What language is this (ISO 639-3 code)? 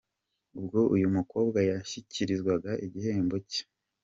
kin